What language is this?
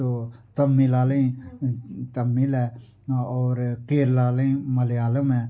Dogri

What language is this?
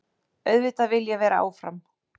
Icelandic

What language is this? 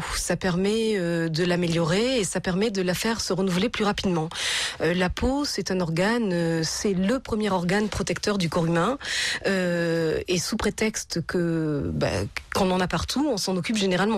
French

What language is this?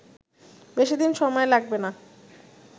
Bangla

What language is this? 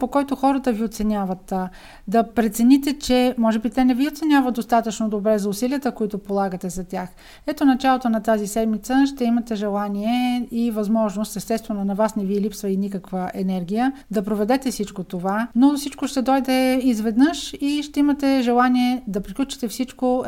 Bulgarian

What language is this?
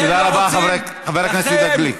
Hebrew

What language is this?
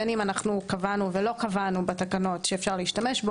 Hebrew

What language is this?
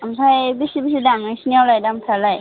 Bodo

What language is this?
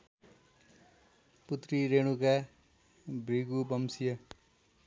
Nepali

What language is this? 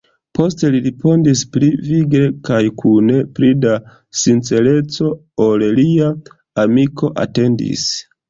Esperanto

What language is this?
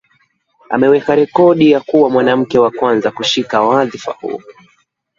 Swahili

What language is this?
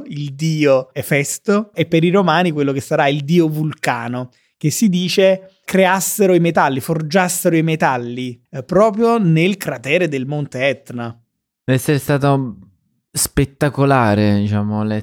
Italian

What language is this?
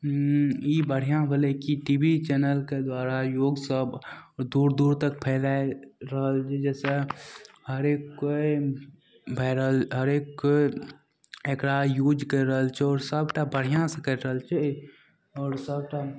Maithili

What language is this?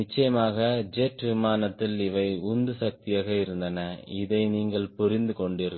Tamil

